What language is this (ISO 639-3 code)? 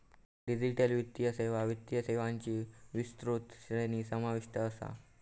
mar